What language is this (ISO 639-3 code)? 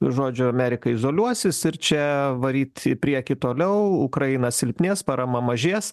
lit